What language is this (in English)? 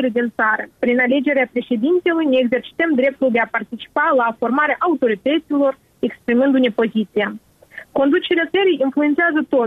Romanian